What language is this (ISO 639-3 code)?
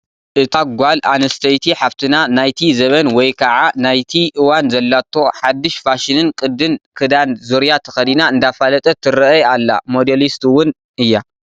tir